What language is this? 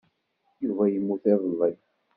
Kabyle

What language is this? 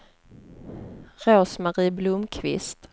Swedish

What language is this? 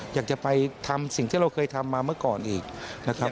Thai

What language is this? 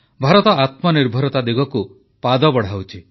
Odia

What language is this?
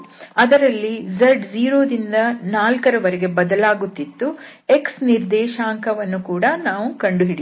Kannada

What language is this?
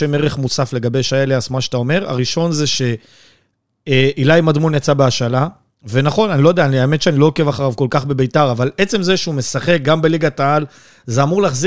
Hebrew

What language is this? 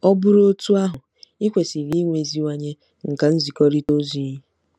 Igbo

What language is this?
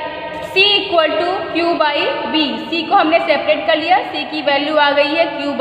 Hindi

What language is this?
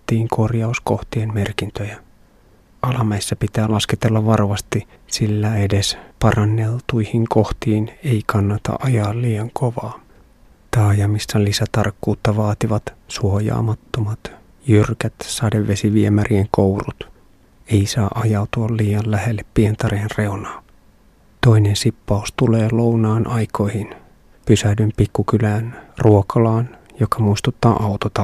Finnish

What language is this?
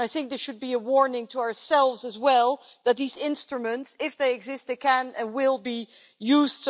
English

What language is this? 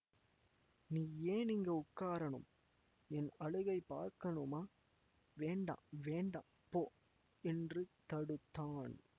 Tamil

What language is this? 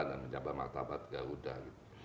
Indonesian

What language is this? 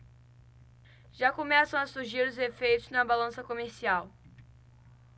Portuguese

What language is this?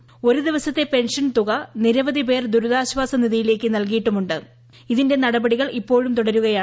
Malayalam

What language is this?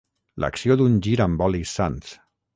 Catalan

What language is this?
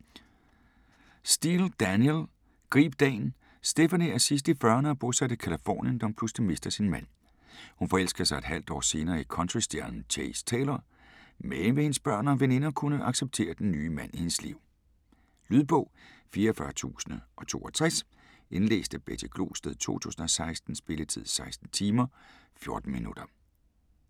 Danish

